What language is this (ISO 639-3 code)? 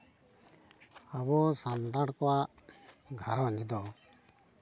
sat